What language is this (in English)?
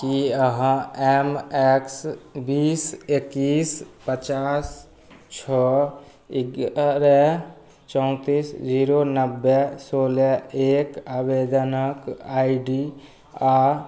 Maithili